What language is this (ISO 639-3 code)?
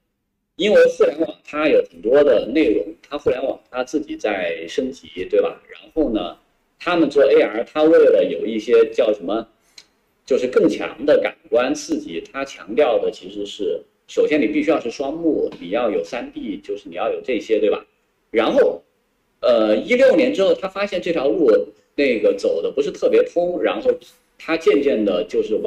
zho